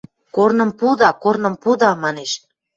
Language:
Western Mari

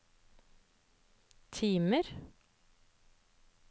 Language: Norwegian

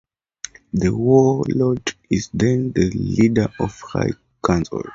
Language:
English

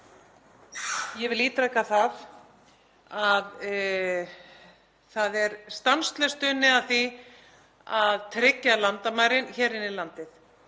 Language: Icelandic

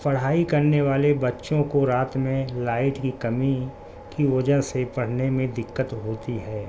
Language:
Urdu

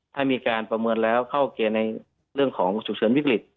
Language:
Thai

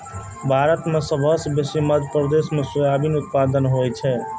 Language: Maithili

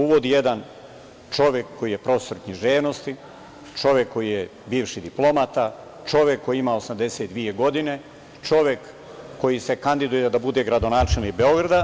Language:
Serbian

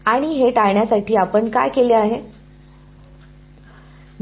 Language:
Marathi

